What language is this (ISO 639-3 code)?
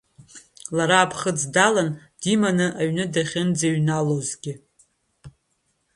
abk